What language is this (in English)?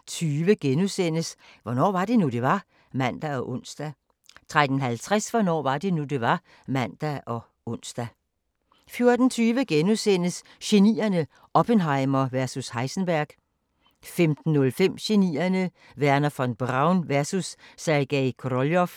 Danish